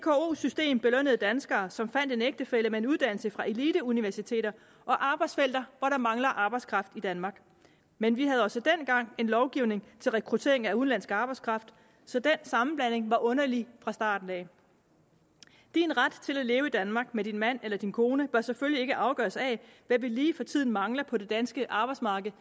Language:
Danish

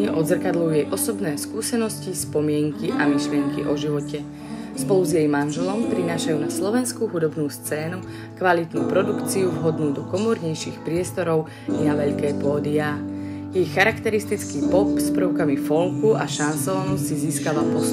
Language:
Slovak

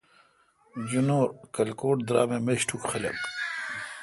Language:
Kalkoti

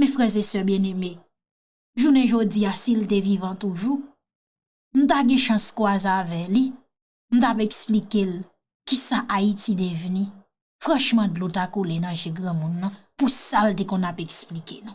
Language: French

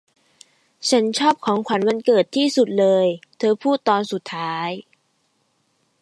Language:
Thai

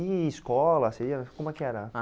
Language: Portuguese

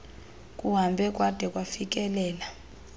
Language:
Xhosa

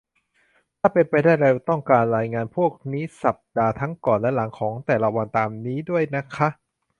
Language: Thai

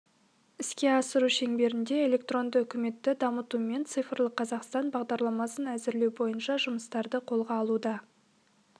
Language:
Kazakh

